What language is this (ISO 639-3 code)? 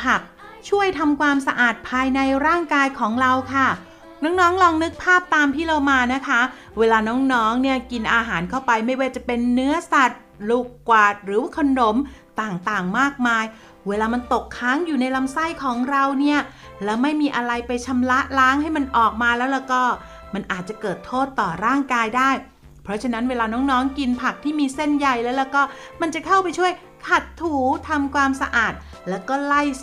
tha